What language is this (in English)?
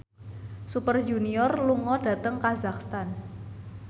Javanese